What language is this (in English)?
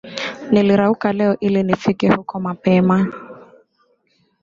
Swahili